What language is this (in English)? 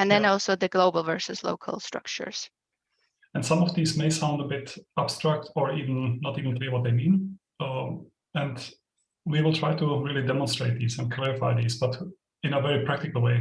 English